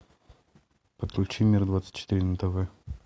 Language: Russian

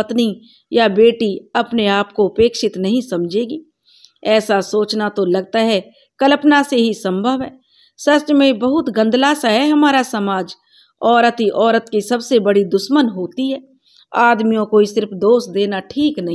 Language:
Hindi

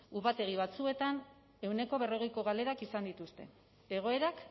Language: Basque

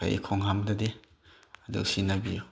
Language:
Manipuri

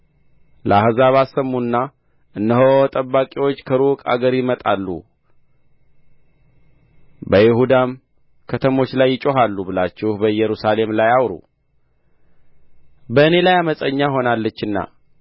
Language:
Amharic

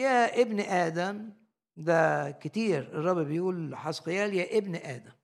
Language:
Arabic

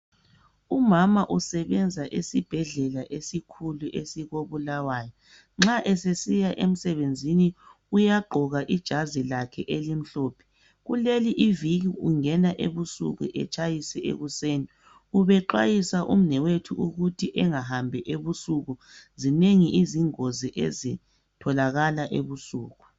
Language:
North Ndebele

